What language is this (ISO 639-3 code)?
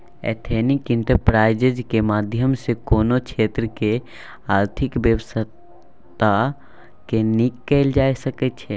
mai